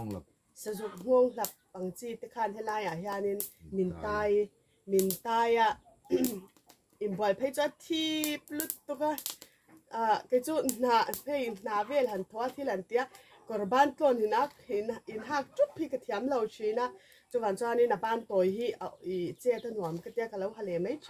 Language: Thai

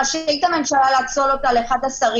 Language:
Hebrew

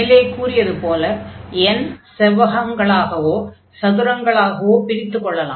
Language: Tamil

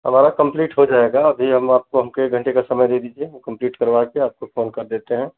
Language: Hindi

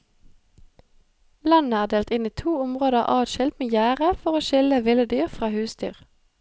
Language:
Norwegian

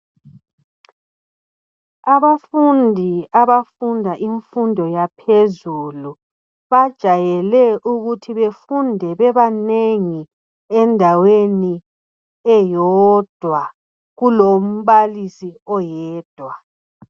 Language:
North Ndebele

